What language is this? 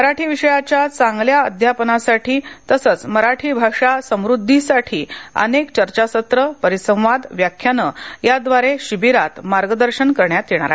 Marathi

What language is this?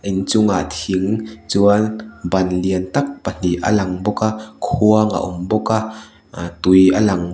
Mizo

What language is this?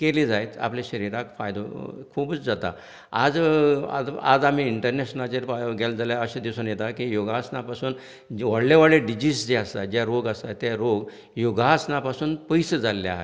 Konkani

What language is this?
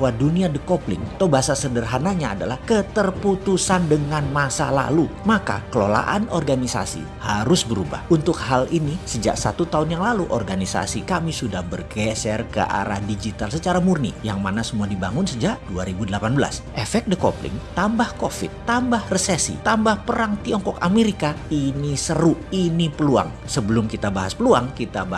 Indonesian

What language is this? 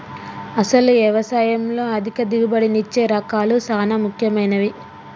Telugu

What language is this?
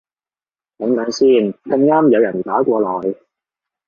Cantonese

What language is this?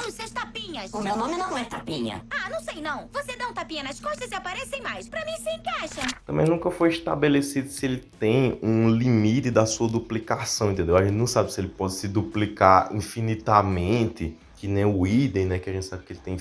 Portuguese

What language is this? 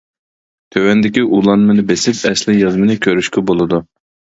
Uyghur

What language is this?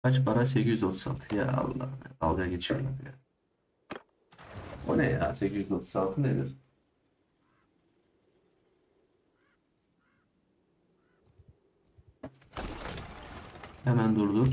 Turkish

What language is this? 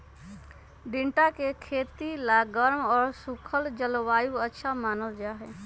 Magahi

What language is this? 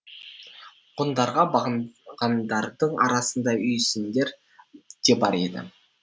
Kazakh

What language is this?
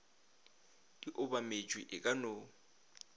Northern Sotho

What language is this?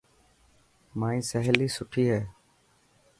Dhatki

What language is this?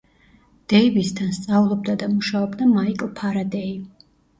Georgian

